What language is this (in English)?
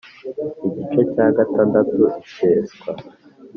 Kinyarwanda